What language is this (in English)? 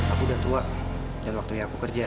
Indonesian